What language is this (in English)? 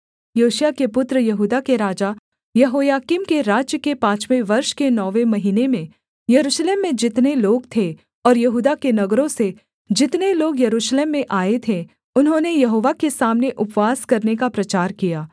Hindi